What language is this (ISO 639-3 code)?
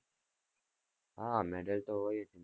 guj